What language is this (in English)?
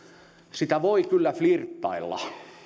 Finnish